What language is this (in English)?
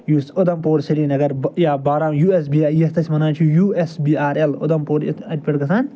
Kashmiri